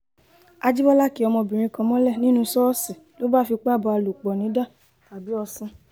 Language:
Yoruba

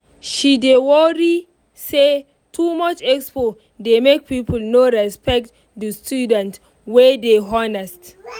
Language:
Nigerian Pidgin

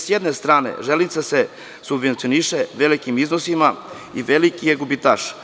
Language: Serbian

